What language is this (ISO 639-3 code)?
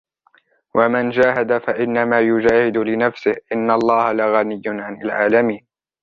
ara